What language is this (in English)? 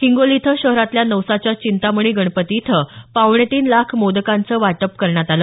Marathi